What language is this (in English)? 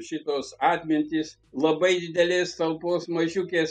Lithuanian